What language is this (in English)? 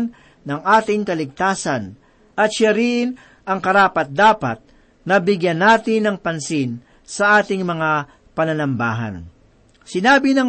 Filipino